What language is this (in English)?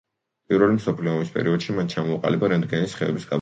Georgian